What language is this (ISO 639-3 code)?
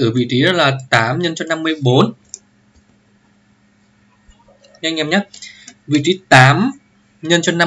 vie